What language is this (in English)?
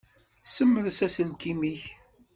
Kabyle